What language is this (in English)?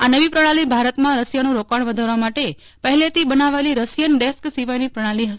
Gujarati